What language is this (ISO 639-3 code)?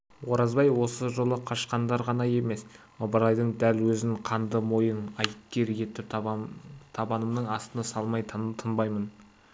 kaz